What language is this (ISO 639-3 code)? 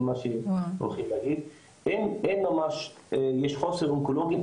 heb